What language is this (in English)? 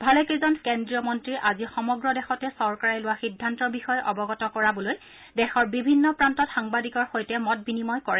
Assamese